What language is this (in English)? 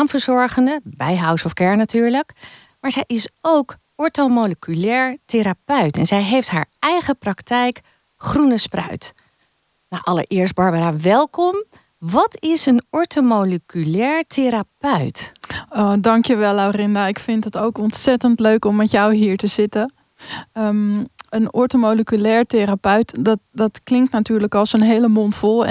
Dutch